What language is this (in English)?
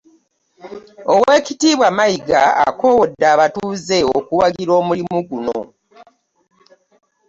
Ganda